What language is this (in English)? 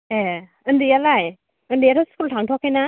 Bodo